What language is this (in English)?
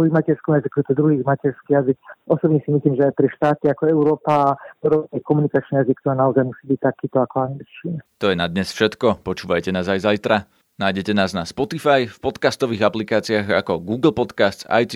Slovak